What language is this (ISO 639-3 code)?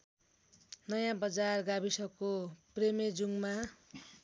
nep